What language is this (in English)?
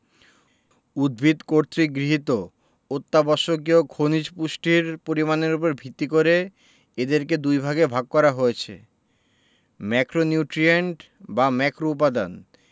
Bangla